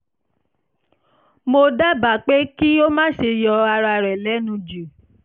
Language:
Yoruba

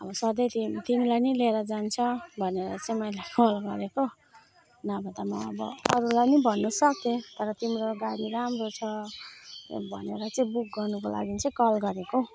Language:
Nepali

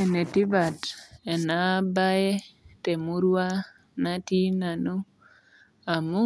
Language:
Masai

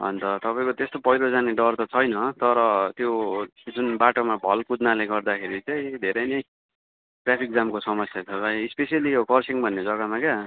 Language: Nepali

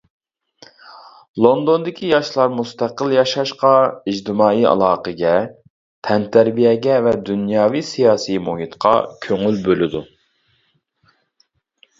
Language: Uyghur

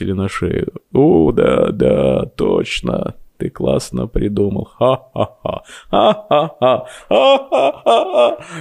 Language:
Russian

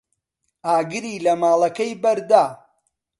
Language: Central Kurdish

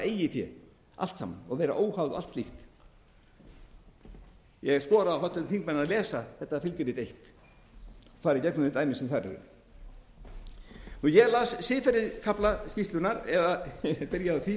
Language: Icelandic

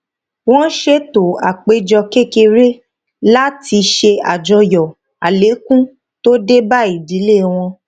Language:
Yoruba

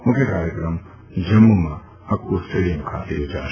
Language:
Gujarati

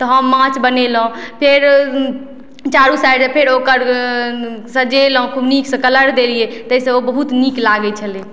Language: Maithili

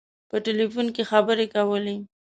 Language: Pashto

